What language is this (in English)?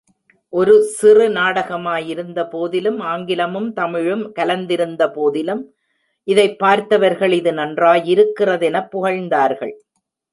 Tamil